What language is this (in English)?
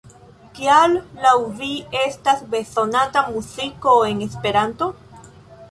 Esperanto